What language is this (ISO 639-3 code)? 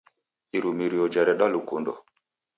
dav